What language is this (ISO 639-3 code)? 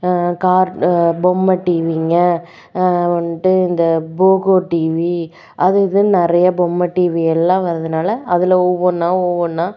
tam